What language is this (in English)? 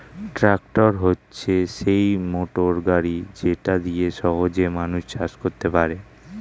Bangla